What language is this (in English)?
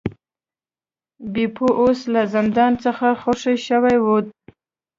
Pashto